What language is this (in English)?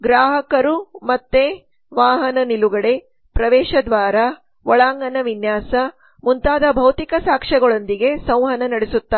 Kannada